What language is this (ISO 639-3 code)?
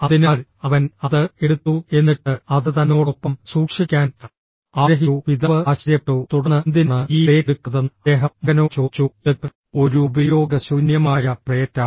mal